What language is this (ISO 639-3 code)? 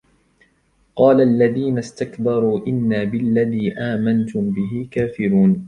ara